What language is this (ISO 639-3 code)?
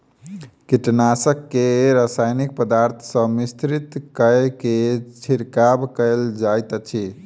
mai